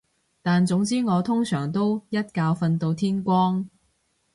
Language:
Cantonese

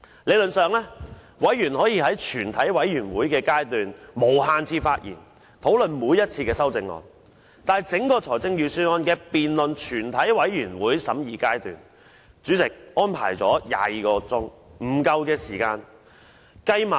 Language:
Cantonese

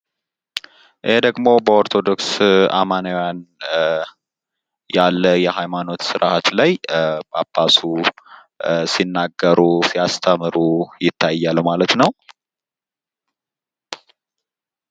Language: Amharic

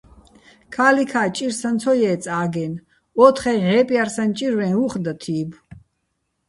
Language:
Bats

